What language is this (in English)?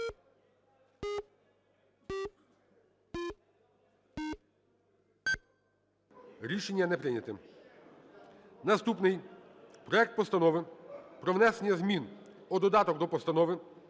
Ukrainian